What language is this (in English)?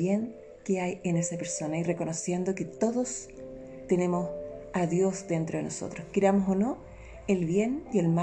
Spanish